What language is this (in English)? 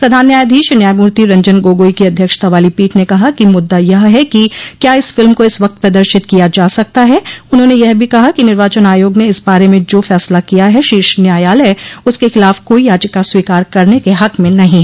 Hindi